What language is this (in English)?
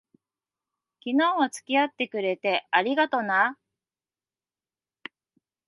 Japanese